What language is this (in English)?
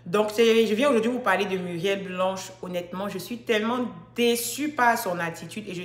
French